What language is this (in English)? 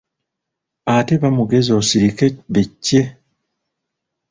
Ganda